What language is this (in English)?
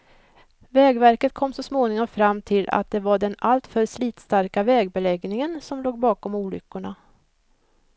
Swedish